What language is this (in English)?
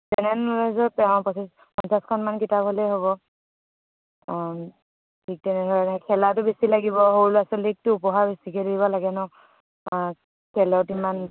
Assamese